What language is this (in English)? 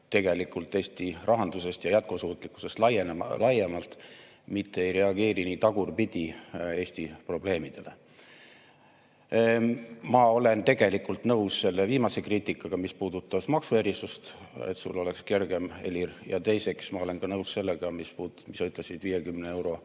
Estonian